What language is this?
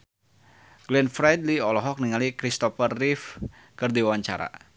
Sundanese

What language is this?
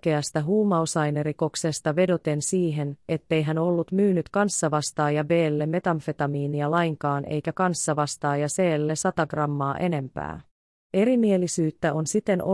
Finnish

